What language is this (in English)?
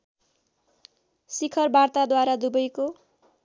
Nepali